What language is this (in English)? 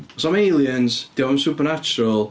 Welsh